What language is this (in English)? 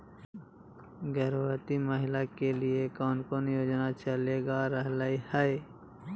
Magahi